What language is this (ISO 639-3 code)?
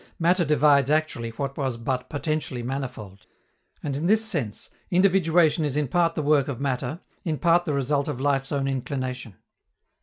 eng